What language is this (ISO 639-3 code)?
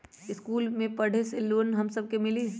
mag